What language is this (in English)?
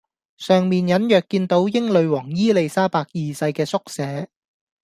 Cantonese